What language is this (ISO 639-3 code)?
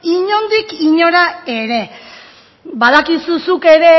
eus